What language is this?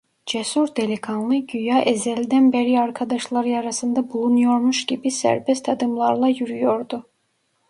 Turkish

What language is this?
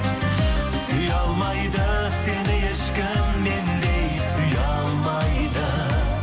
Kazakh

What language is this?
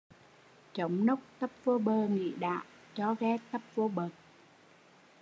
Vietnamese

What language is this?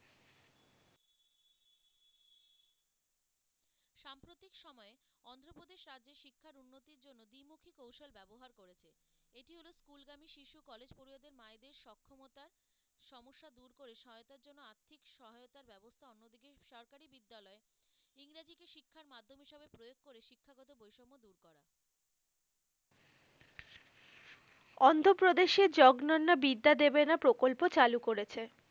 Bangla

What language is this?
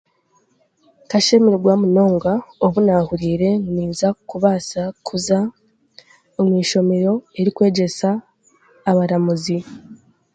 Chiga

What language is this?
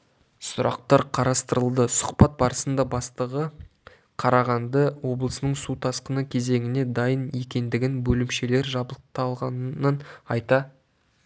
Kazakh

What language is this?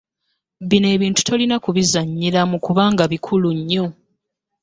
Ganda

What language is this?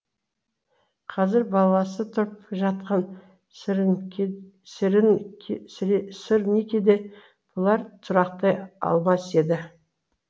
Kazakh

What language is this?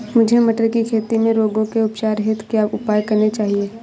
Hindi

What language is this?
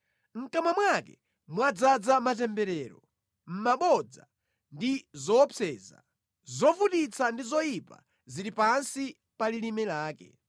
Nyanja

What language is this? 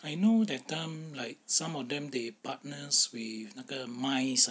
English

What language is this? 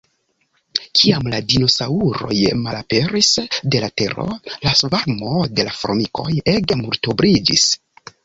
Esperanto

